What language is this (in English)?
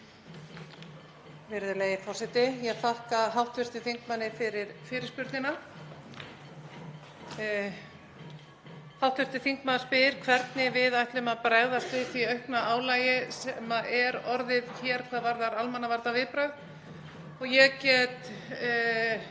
Icelandic